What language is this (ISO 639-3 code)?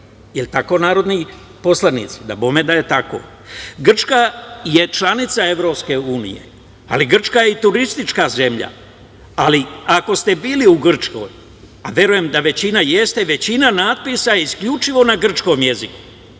srp